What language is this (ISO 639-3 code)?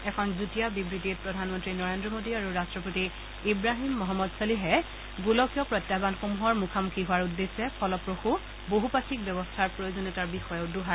asm